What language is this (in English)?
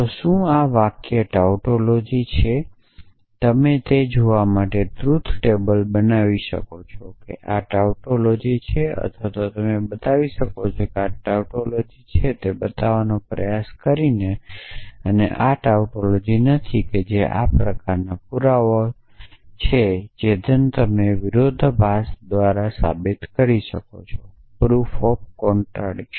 Gujarati